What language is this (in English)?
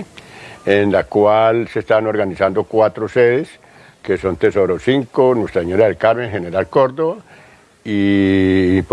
Spanish